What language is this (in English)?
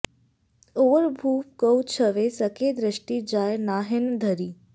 Sanskrit